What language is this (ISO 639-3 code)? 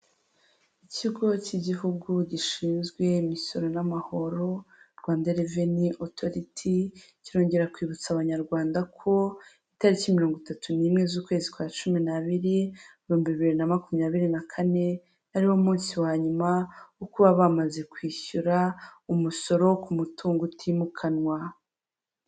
kin